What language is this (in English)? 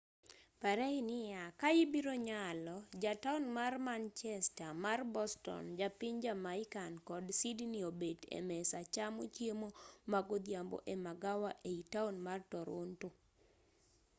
Luo (Kenya and Tanzania)